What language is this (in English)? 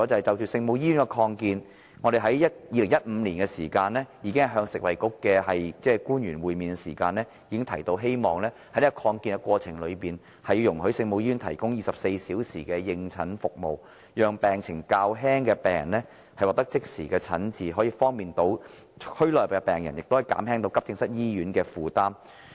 Cantonese